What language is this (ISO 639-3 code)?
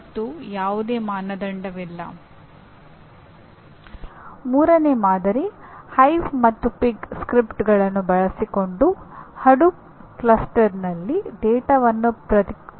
kan